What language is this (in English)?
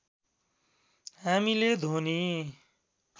Nepali